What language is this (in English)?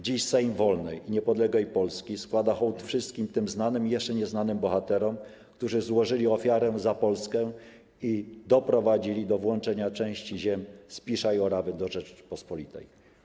Polish